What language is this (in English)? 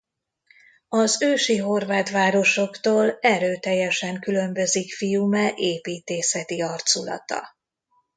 Hungarian